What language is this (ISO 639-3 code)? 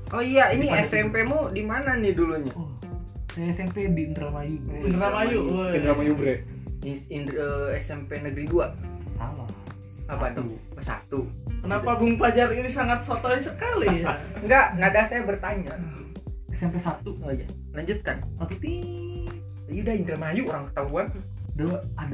ind